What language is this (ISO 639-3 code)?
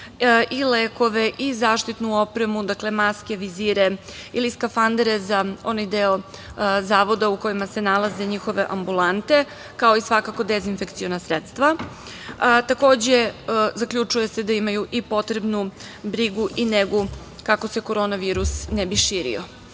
srp